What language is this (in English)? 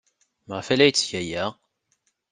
Kabyle